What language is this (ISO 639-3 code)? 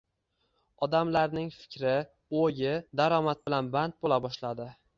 uzb